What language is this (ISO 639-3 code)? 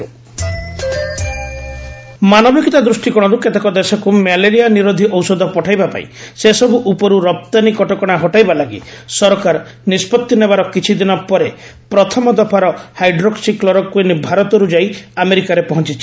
ori